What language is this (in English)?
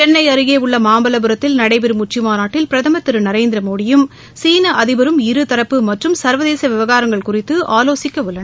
Tamil